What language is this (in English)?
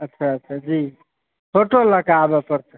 Maithili